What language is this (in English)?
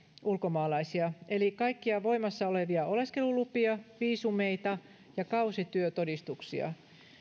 Finnish